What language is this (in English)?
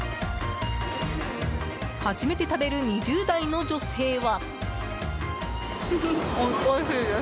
Japanese